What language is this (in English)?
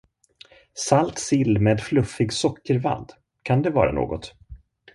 Swedish